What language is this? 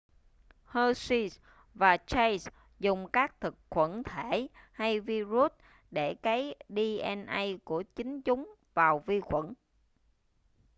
Vietnamese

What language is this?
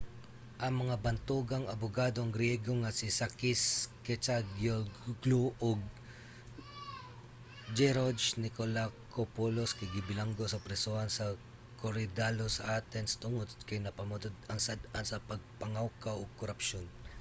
Cebuano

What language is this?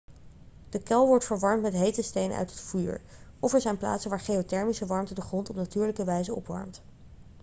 Dutch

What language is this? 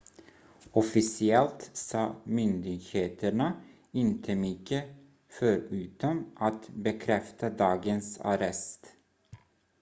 Swedish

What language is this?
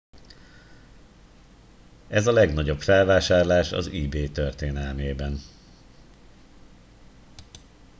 Hungarian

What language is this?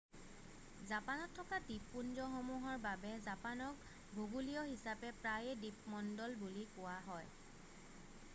Assamese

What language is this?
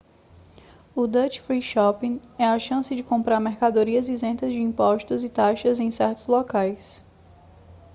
Portuguese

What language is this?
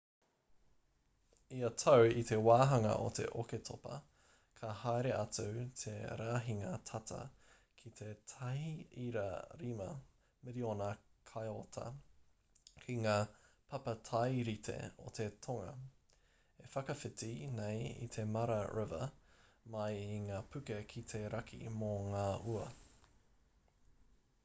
Māori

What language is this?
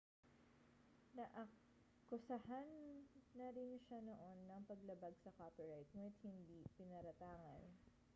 Filipino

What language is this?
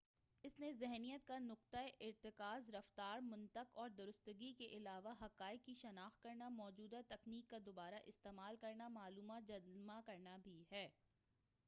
Urdu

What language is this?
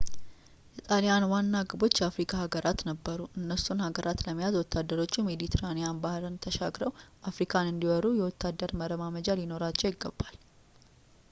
Amharic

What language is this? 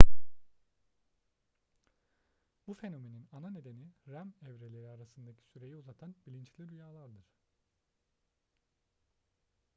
Turkish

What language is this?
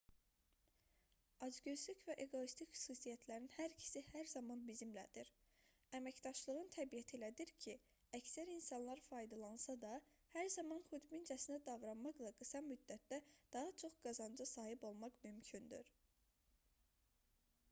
Azerbaijani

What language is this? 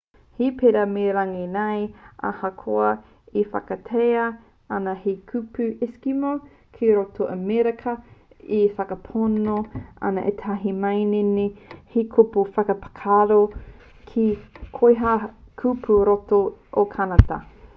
Māori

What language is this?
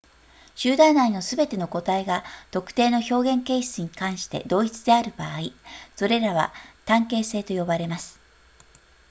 Japanese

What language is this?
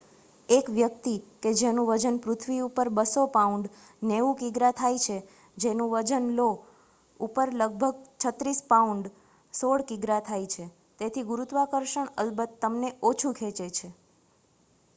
Gujarati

